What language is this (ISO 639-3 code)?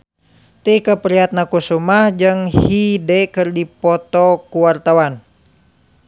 sun